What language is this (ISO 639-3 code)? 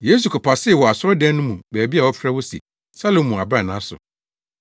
aka